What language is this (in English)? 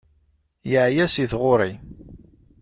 Kabyle